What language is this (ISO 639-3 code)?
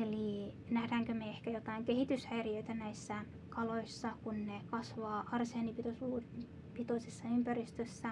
fin